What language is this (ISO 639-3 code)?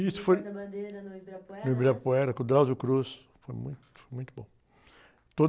por